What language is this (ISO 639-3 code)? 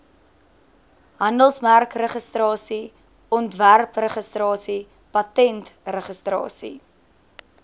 afr